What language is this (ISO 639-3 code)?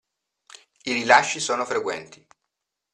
ita